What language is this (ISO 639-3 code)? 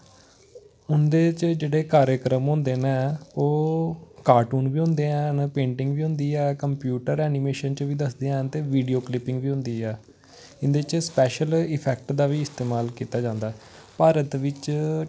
doi